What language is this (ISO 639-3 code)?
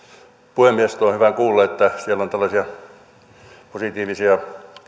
fin